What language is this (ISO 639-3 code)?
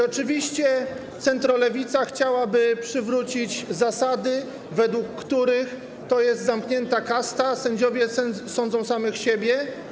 pol